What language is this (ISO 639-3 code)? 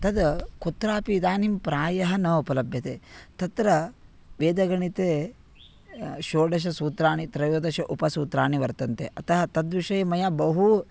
san